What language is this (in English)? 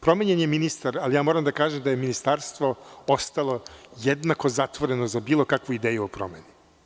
Serbian